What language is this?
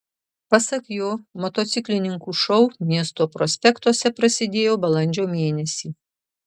Lithuanian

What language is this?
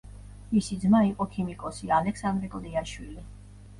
Georgian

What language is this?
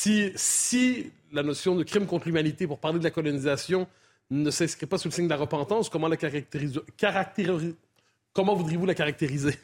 French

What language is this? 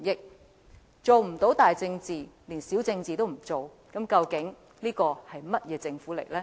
Cantonese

